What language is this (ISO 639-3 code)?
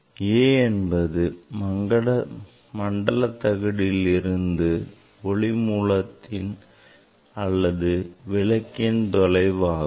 tam